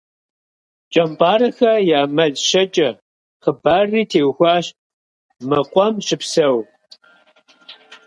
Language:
Kabardian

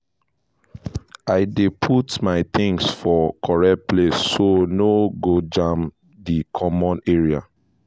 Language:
Nigerian Pidgin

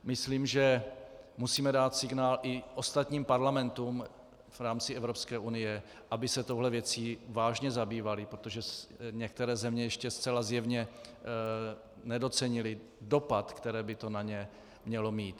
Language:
Czech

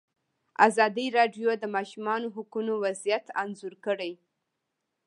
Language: Pashto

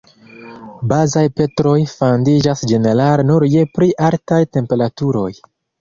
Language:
Esperanto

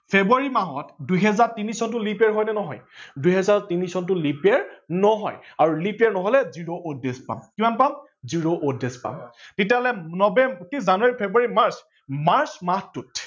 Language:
Assamese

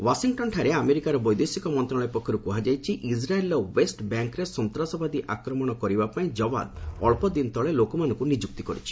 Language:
Odia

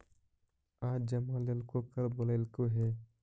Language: Magahi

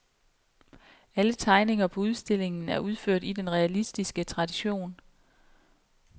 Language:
Danish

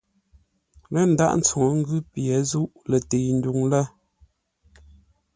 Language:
Ngombale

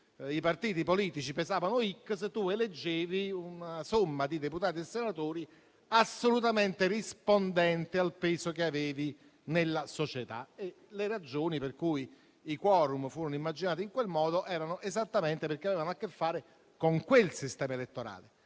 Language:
Italian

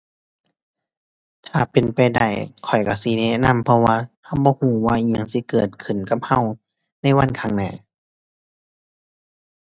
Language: Thai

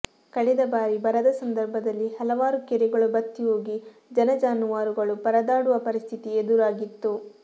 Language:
Kannada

